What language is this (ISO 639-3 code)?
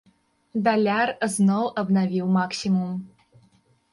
bel